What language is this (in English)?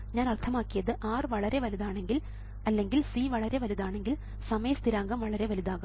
Malayalam